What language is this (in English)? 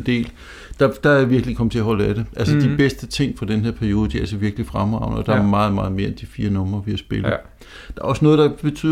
Danish